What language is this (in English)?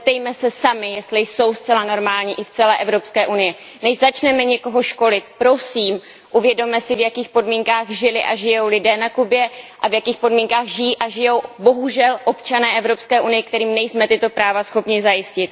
Czech